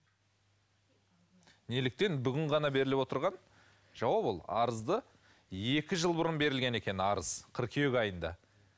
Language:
Kazakh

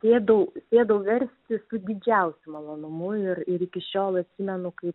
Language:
Lithuanian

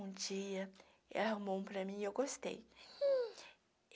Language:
Portuguese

